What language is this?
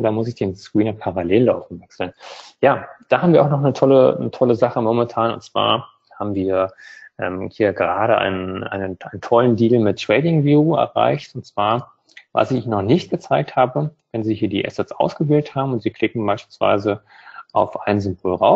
German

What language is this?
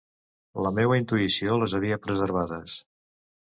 Catalan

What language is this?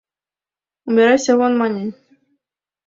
Mari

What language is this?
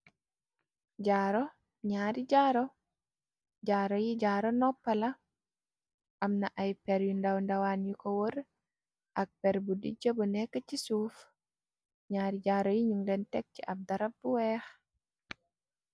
Wolof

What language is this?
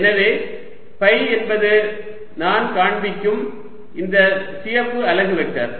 Tamil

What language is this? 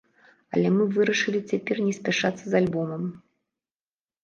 Belarusian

